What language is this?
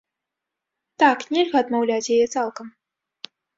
Belarusian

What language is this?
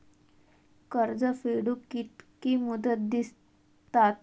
Marathi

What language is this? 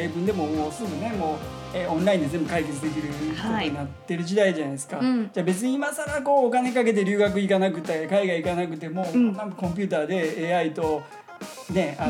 Japanese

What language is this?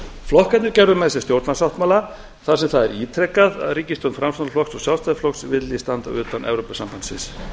Icelandic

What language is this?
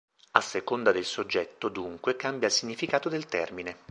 Italian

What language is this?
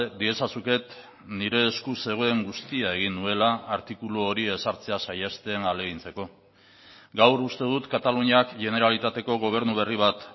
Basque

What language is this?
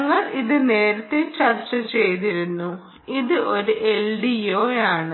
Malayalam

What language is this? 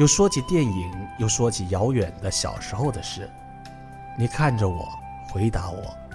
Chinese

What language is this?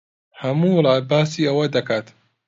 Central Kurdish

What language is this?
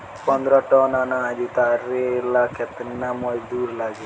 Bhojpuri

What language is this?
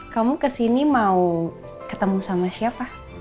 Indonesian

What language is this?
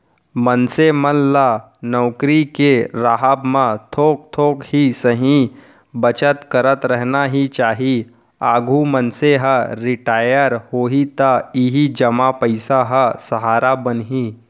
Chhattisgarhi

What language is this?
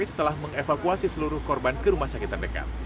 Indonesian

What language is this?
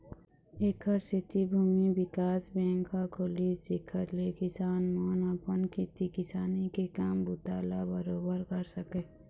Chhattisgarhi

